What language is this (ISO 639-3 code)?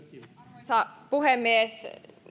fin